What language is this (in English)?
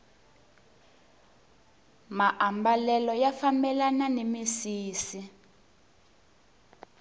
Tsonga